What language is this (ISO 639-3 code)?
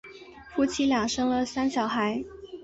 zho